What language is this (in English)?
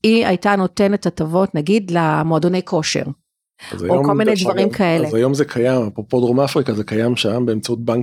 Hebrew